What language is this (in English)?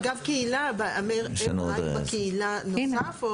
Hebrew